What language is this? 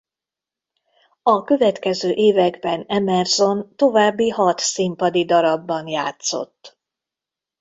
Hungarian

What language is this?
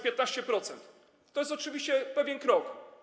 Polish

